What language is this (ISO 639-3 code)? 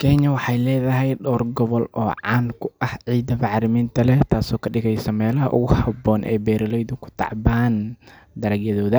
som